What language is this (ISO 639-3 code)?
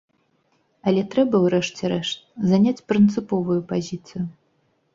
bel